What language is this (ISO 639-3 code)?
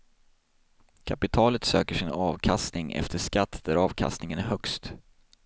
swe